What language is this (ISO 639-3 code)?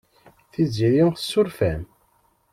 kab